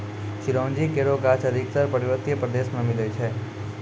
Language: Maithili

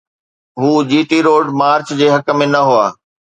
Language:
Sindhi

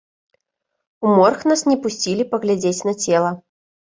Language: Belarusian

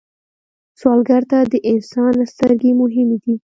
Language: Pashto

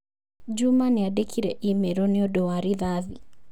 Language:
Kikuyu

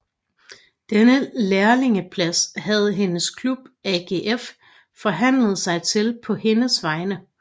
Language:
Danish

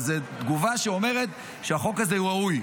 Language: Hebrew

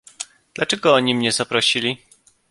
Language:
Polish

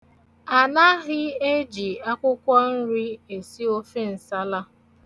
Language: Igbo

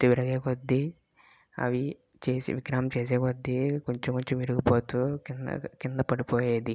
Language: Telugu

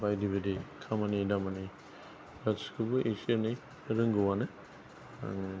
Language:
Bodo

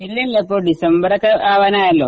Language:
Malayalam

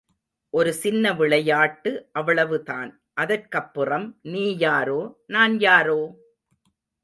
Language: Tamil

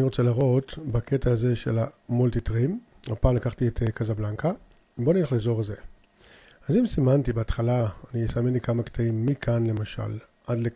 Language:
Hebrew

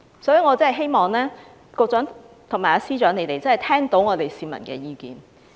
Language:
Cantonese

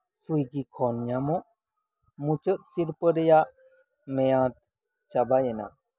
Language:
Santali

